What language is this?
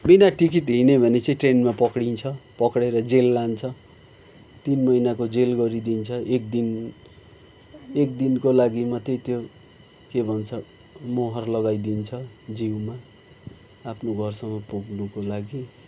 Nepali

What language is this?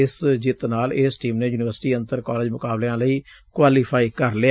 Punjabi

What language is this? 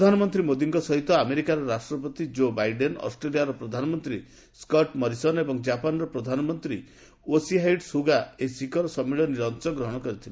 Odia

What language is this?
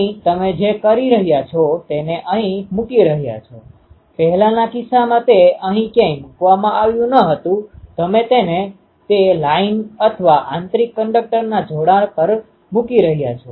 Gujarati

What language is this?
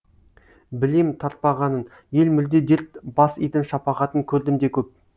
Kazakh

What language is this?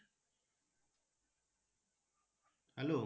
Bangla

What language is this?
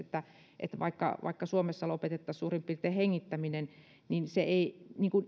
Finnish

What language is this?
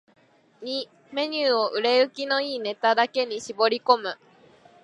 Japanese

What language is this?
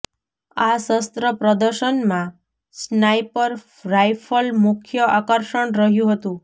Gujarati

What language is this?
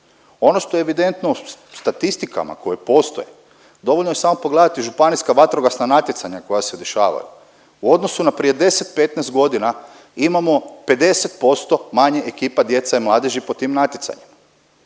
Croatian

